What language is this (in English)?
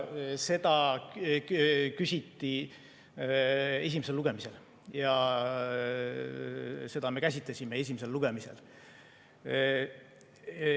Estonian